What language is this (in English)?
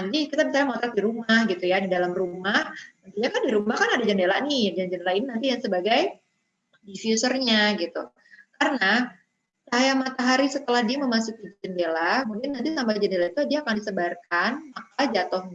Indonesian